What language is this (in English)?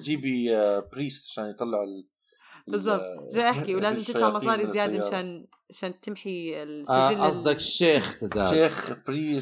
Arabic